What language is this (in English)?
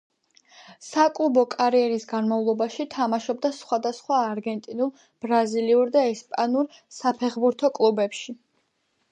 Georgian